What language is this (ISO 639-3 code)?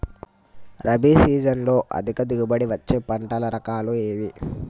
tel